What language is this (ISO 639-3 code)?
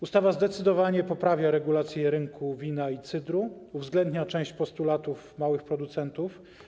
pol